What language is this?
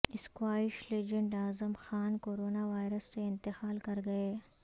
Urdu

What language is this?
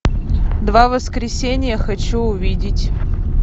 Russian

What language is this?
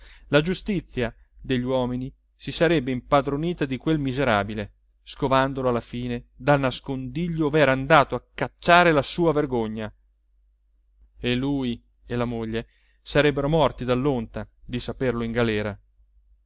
Italian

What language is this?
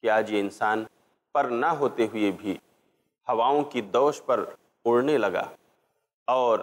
Portuguese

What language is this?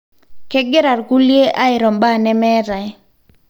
Masai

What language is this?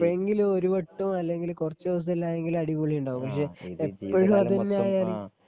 Malayalam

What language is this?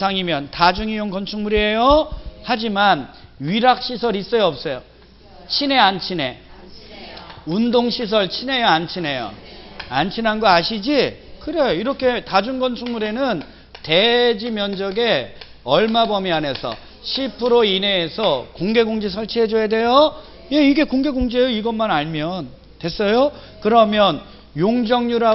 Korean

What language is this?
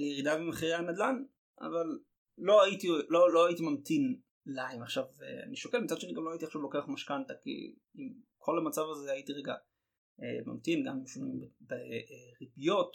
Hebrew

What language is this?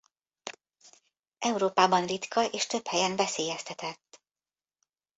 Hungarian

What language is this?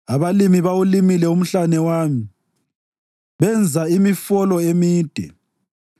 North Ndebele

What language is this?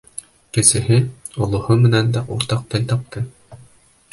Bashkir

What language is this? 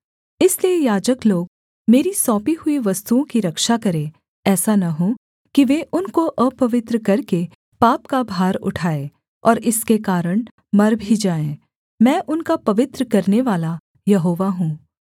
Hindi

